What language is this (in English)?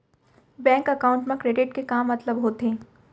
Chhattisgarhi